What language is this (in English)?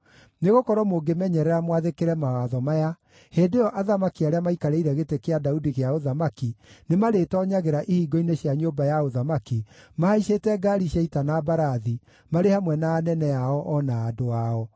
Kikuyu